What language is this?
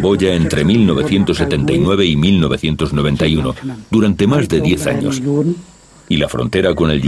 Spanish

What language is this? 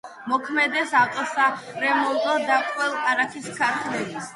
Georgian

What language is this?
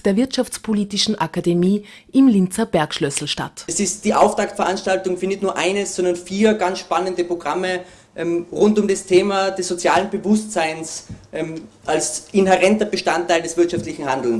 German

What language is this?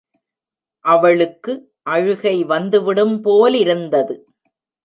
Tamil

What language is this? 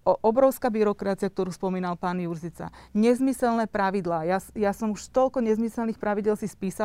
Slovak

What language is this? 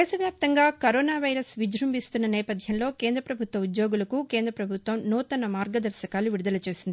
Telugu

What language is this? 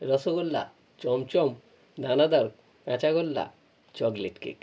Bangla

